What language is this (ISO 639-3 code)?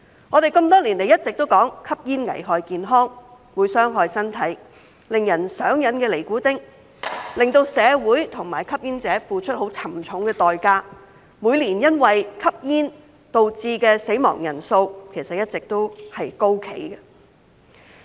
yue